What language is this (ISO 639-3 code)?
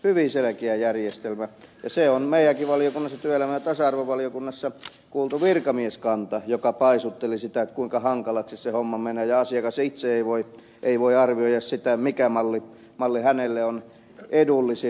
fin